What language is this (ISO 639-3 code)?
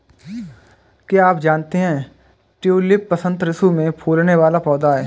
hin